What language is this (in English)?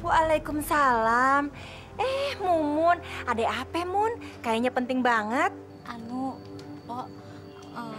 Indonesian